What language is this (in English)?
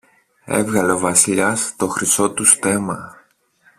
Greek